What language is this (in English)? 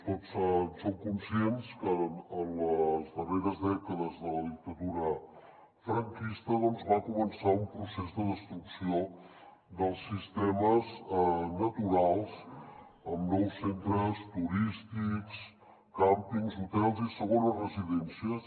Catalan